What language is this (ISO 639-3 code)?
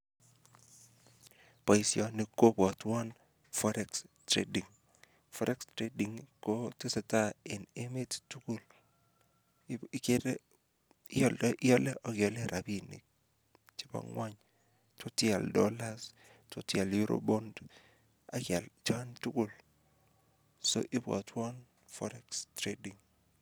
kln